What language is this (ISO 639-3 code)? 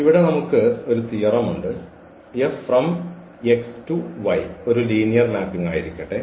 mal